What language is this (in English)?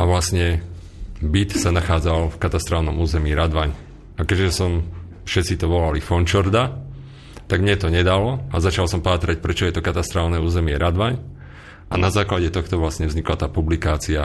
Slovak